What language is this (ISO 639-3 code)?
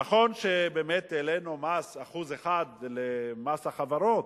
heb